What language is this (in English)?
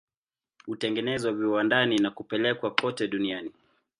Swahili